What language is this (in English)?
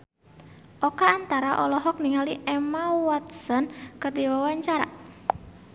Sundanese